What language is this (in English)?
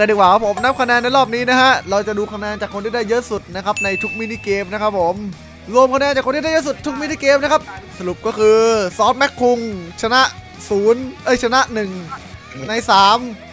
Thai